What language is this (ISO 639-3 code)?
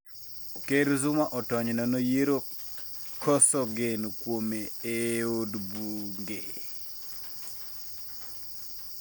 luo